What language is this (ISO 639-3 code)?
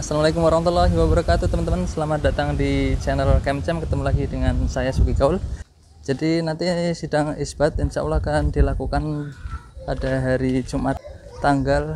ind